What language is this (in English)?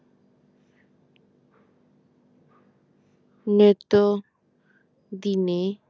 Bangla